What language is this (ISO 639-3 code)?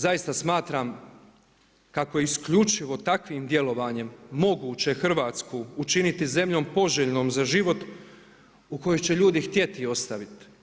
hrv